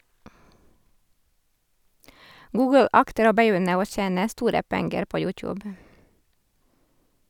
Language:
Norwegian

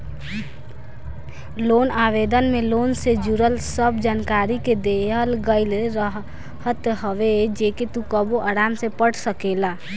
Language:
Bhojpuri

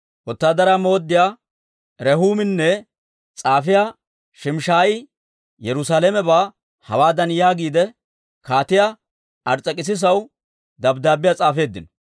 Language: Dawro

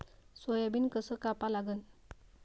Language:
Marathi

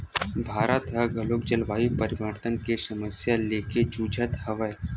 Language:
Chhattisgarhi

